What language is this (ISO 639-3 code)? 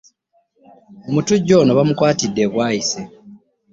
lug